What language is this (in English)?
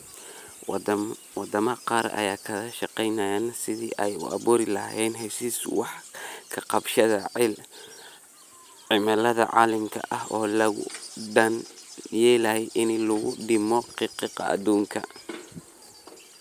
Somali